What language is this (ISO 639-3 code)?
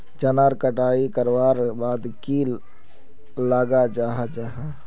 mag